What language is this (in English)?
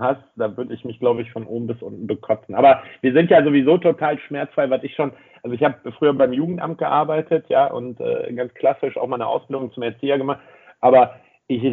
German